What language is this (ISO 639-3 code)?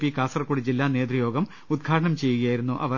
mal